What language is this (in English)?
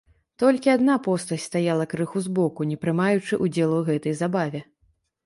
Belarusian